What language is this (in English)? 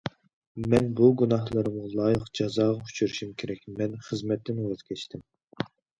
Uyghur